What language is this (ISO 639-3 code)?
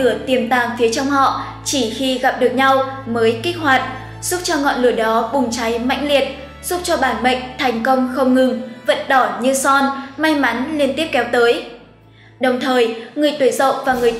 vie